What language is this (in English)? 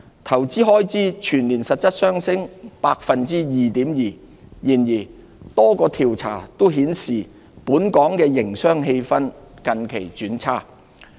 Cantonese